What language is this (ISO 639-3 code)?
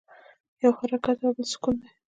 pus